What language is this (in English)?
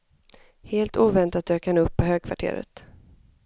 Swedish